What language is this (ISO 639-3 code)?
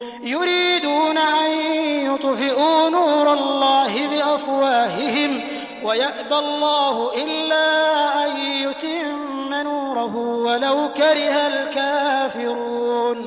ara